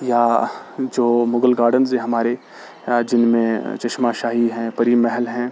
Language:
Urdu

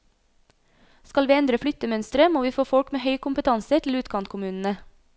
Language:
Norwegian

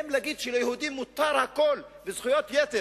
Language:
Hebrew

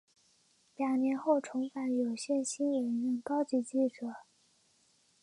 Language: Chinese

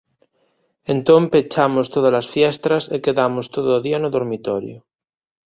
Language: Galician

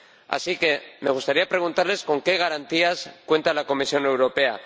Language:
Spanish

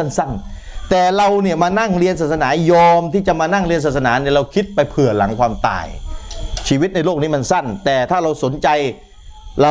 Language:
Thai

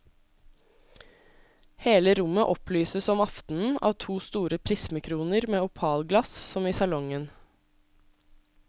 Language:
Norwegian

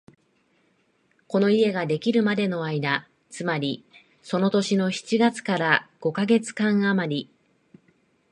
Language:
Japanese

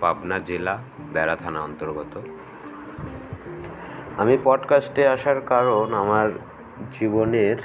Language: Bangla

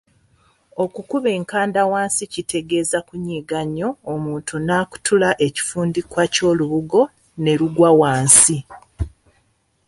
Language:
Ganda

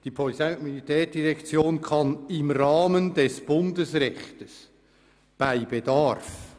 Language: Swiss German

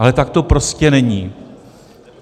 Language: Czech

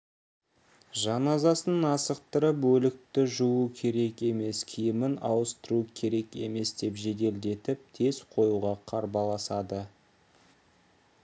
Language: Kazakh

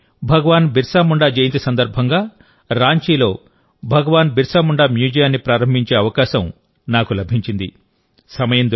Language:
Telugu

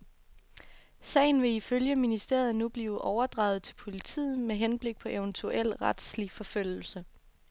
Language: Danish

